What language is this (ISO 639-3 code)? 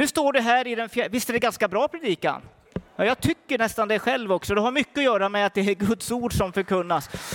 swe